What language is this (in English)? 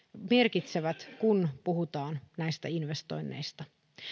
Finnish